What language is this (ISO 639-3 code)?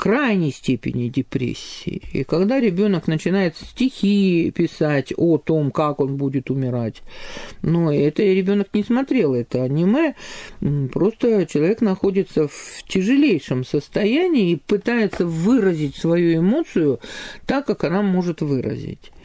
rus